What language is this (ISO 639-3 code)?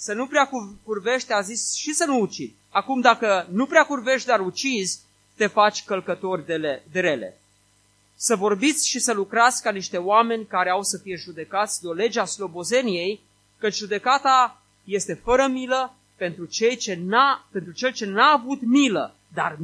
ron